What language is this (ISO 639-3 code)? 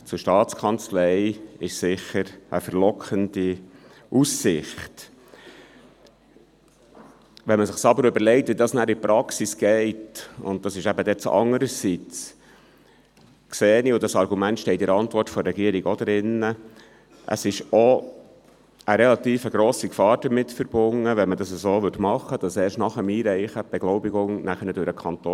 gsw